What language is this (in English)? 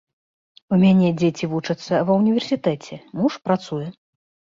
Belarusian